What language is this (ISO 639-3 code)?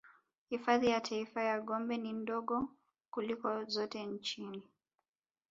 swa